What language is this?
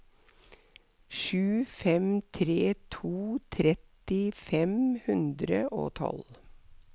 Norwegian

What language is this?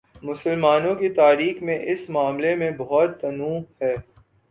Urdu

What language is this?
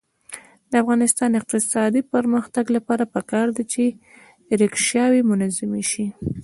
Pashto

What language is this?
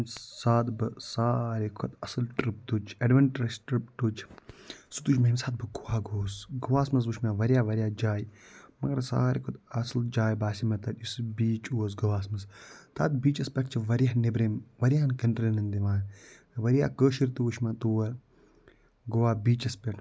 Kashmiri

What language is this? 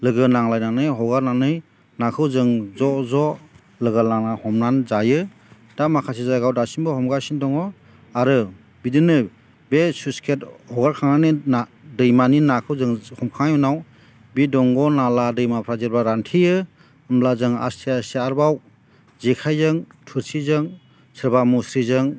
Bodo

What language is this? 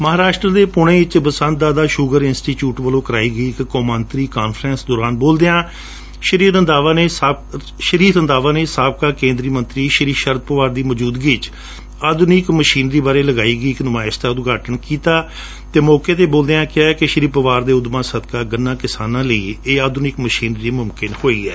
Punjabi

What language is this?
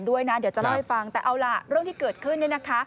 Thai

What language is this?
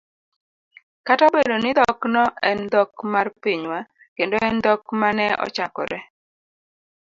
Luo (Kenya and Tanzania)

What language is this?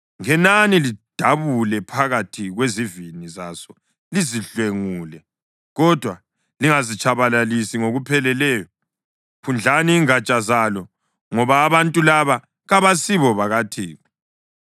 North Ndebele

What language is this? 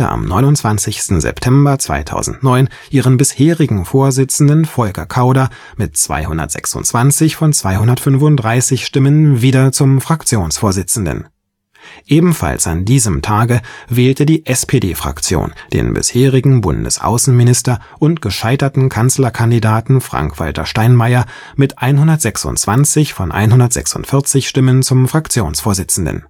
German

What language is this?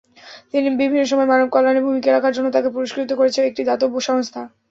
Bangla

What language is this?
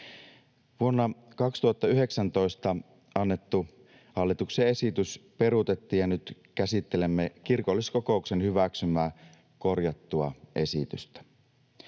Finnish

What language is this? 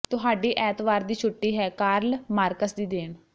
Punjabi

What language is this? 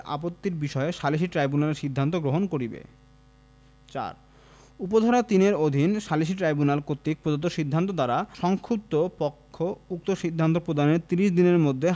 Bangla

